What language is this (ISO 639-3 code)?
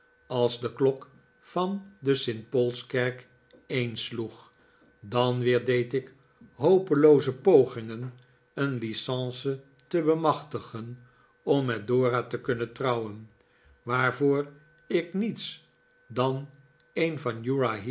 nld